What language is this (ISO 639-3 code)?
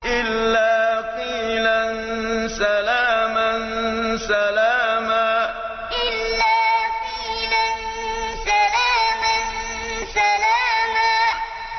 ara